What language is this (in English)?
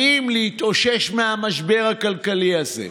Hebrew